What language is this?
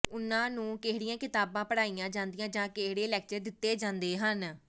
Punjabi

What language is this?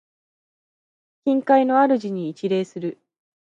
Japanese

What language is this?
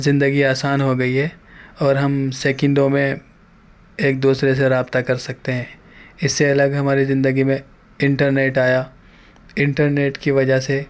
Urdu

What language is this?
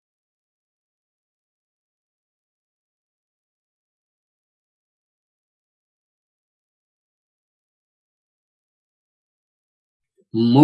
Italian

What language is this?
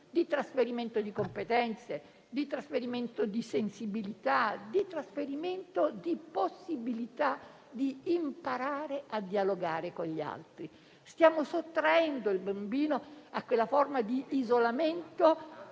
Italian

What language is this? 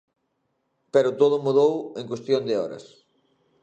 Galician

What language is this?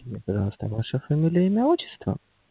Russian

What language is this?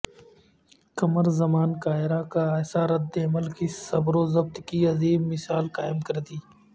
Urdu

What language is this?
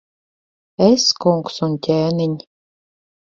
Latvian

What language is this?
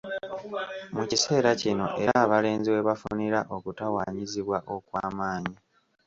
Ganda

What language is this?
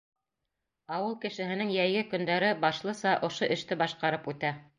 Bashkir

